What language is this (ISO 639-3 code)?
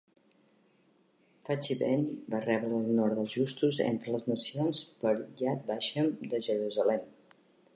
cat